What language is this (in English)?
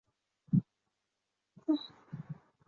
Chinese